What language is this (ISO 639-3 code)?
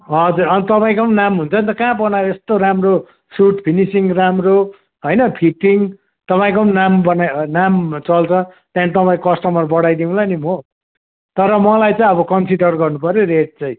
nep